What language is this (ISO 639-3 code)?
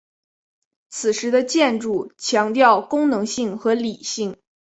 zho